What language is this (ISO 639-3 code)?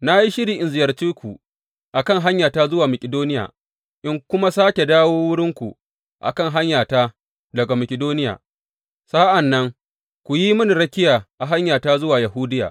hau